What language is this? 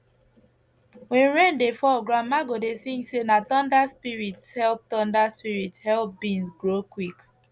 Nigerian Pidgin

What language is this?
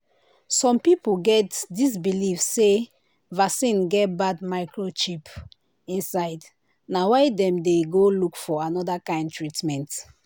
Nigerian Pidgin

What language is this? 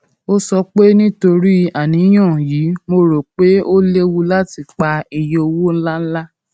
Yoruba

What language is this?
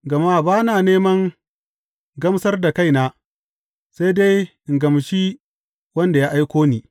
Hausa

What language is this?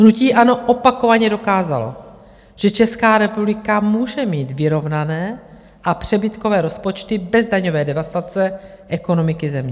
Czech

